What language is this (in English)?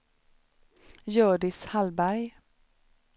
Swedish